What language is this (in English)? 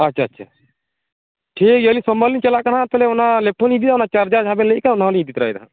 Santali